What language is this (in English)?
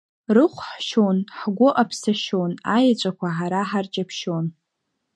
Abkhazian